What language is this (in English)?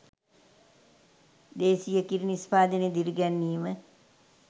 Sinhala